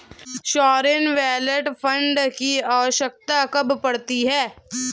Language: Hindi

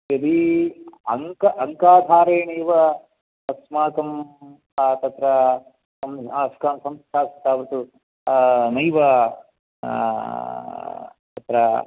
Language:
Sanskrit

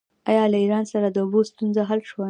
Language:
Pashto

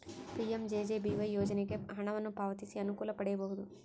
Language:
Kannada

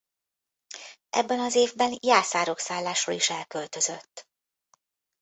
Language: Hungarian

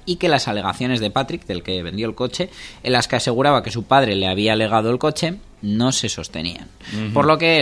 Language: Spanish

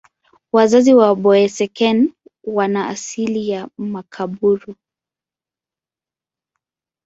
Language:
Swahili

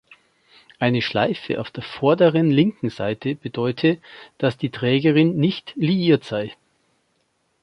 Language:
German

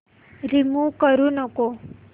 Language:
Marathi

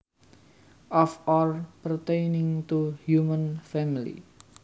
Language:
Javanese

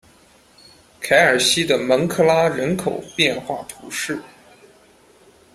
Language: Chinese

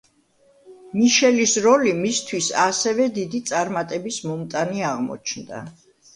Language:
Georgian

